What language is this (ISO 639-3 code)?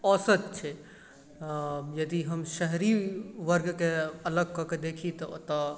mai